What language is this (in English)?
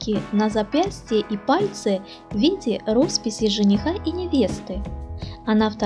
Russian